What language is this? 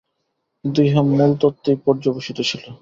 Bangla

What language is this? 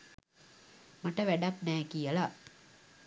Sinhala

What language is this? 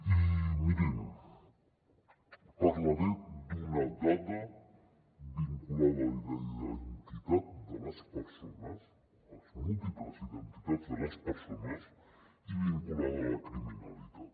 Catalan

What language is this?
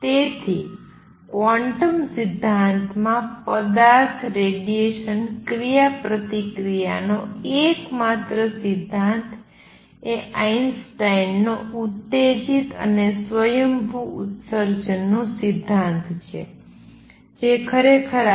Gujarati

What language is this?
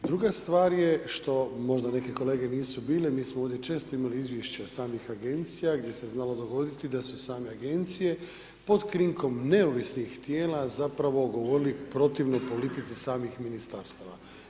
Croatian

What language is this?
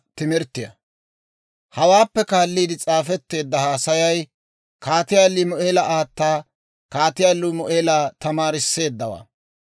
Dawro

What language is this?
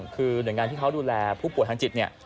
Thai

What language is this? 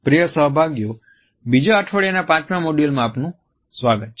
Gujarati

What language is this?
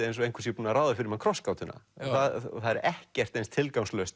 Icelandic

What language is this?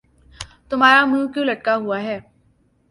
Urdu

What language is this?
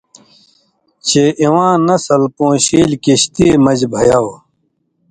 Indus Kohistani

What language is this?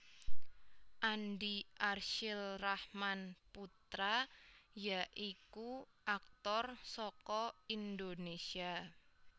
Javanese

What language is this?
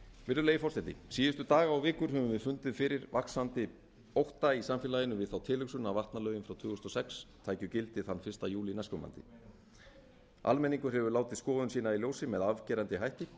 Icelandic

